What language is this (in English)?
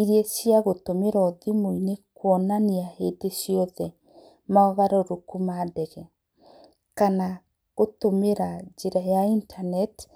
Kikuyu